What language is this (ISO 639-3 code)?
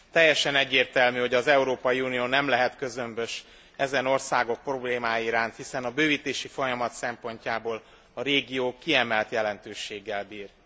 hun